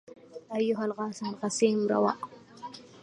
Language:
Arabic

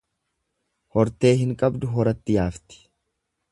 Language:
Oromo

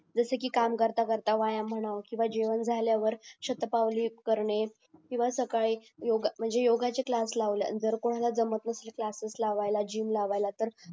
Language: Marathi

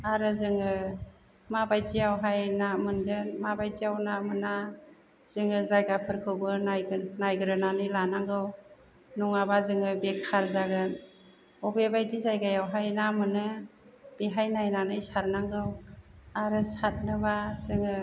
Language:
Bodo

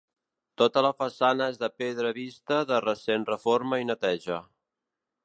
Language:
Catalan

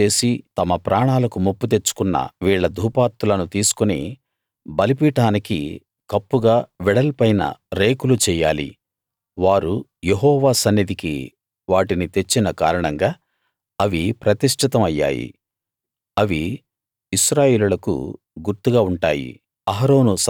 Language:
Telugu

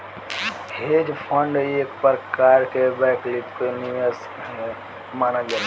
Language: Bhojpuri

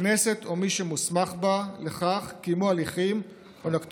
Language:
Hebrew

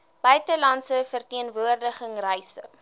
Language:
Afrikaans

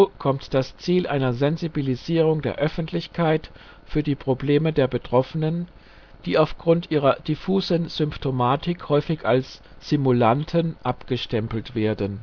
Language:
German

